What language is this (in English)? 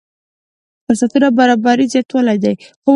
Pashto